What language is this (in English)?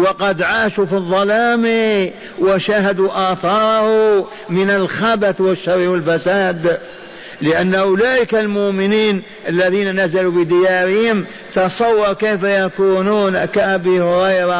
Arabic